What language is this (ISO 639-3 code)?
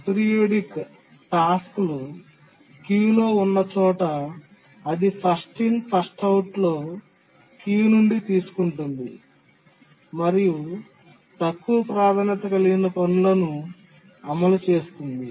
tel